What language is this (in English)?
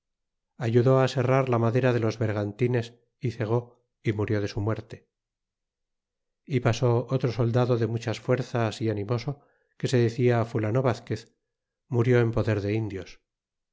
Spanish